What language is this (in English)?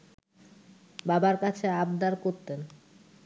Bangla